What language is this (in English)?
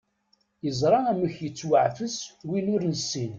Kabyle